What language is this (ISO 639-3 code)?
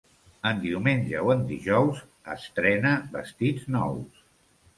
cat